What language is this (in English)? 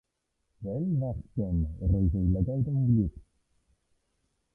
Welsh